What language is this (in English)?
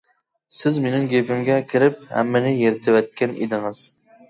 Uyghur